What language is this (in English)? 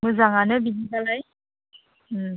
Bodo